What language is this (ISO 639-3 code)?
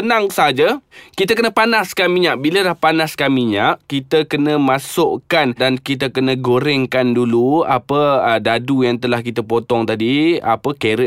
msa